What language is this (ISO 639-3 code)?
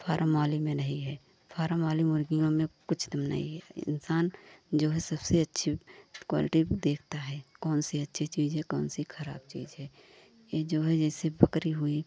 hin